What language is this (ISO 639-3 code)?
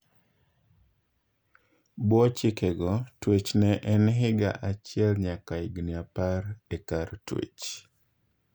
luo